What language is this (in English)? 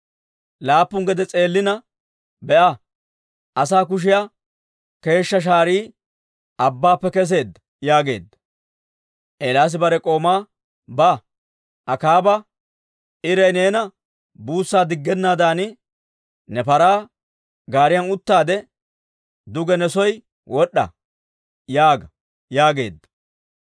Dawro